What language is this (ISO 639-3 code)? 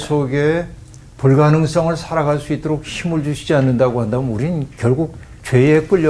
kor